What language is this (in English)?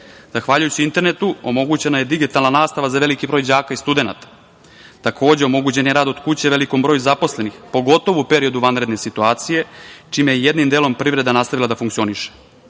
Serbian